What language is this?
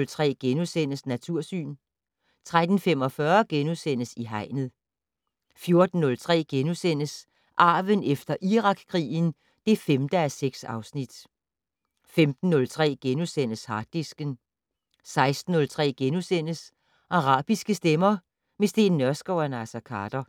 Danish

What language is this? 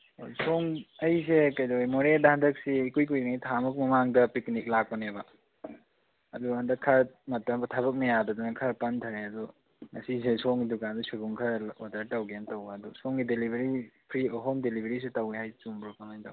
Manipuri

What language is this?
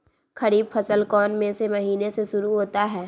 Magahi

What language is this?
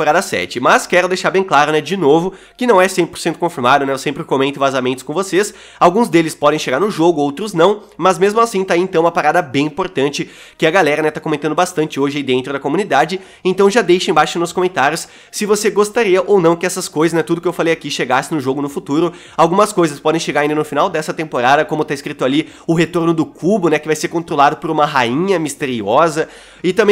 Portuguese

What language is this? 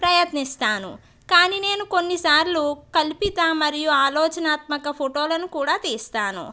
Telugu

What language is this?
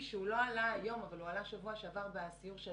Hebrew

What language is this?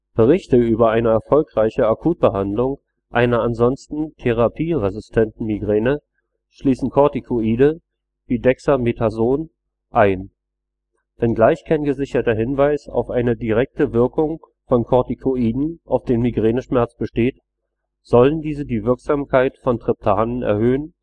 German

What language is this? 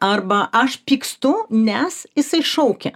Lithuanian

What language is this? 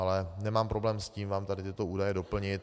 Czech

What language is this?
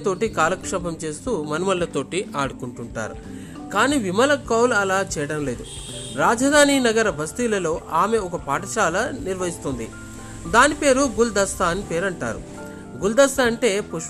Telugu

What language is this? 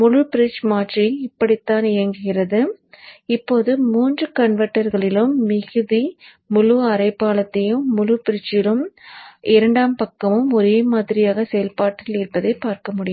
Tamil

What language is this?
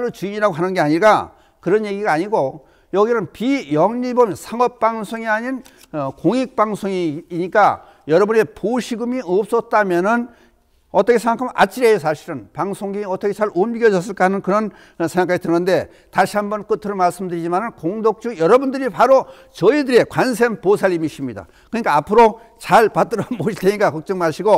Korean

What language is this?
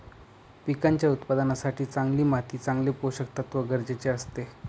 Marathi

